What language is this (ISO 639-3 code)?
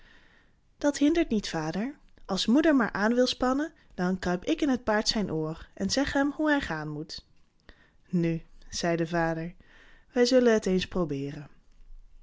nld